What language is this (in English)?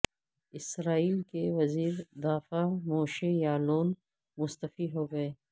Urdu